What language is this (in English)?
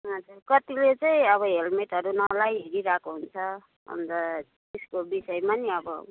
Nepali